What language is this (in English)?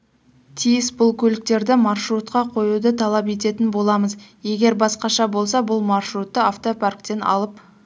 Kazakh